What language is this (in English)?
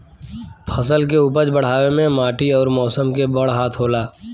Bhojpuri